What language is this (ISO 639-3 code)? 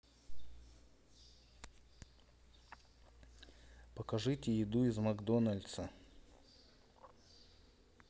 rus